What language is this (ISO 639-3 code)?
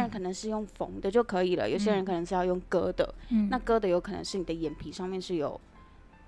zho